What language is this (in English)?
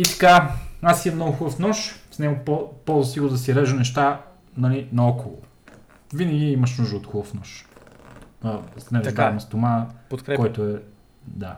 Bulgarian